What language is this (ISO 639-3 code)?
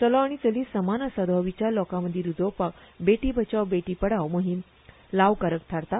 kok